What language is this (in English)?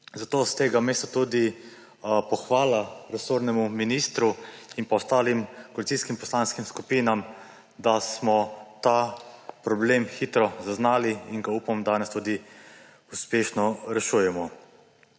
Slovenian